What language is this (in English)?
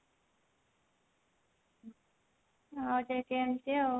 Odia